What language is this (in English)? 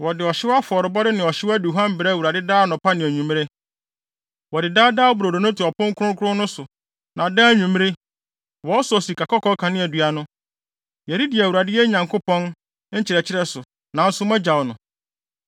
Akan